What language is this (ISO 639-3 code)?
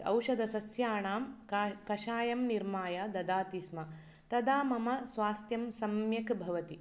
san